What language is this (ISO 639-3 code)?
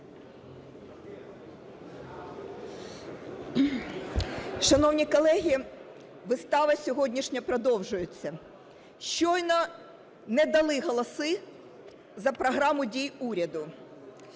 ukr